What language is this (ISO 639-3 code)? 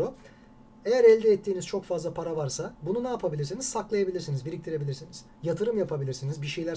tur